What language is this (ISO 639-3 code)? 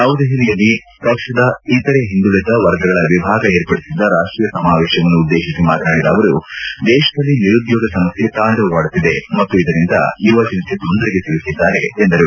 kan